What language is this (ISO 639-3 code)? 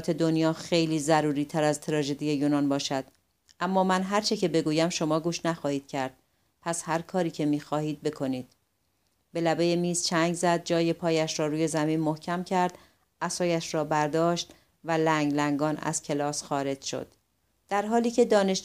fas